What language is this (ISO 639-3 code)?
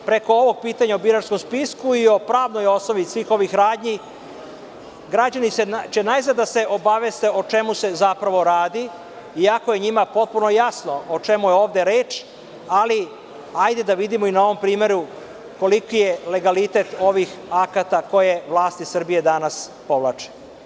srp